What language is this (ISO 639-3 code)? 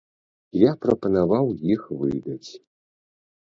bel